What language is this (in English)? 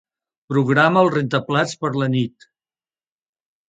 Catalan